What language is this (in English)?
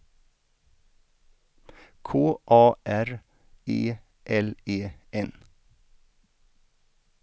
Swedish